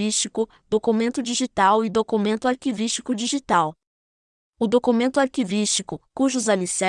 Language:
Portuguese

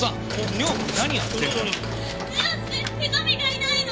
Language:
Japanese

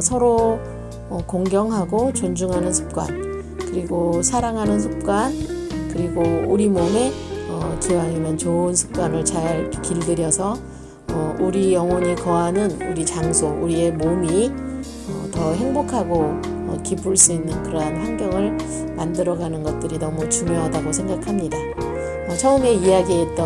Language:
Korean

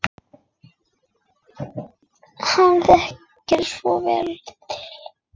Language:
Icelandic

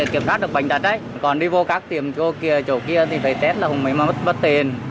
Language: Vietnamese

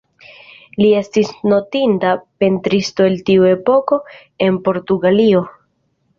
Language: Esperanto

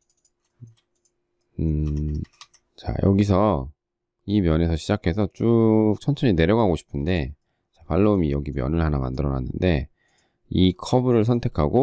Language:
Korean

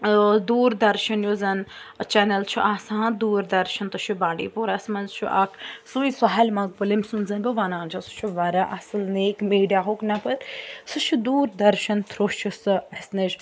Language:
Kashmiri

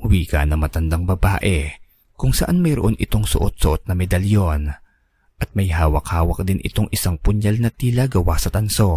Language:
Filipino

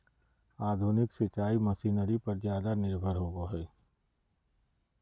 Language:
Magahi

